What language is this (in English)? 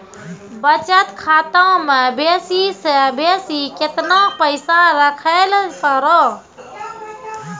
Maithili